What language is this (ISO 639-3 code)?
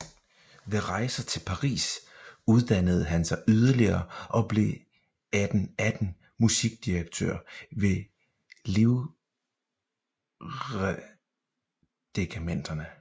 dan